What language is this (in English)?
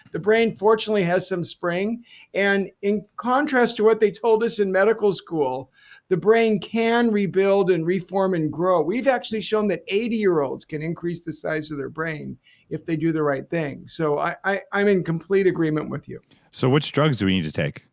English